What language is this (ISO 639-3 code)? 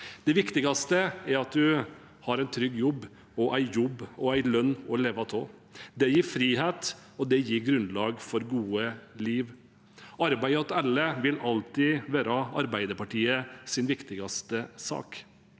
nor